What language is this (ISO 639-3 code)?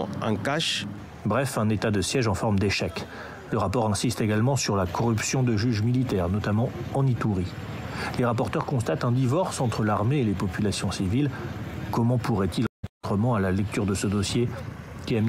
fra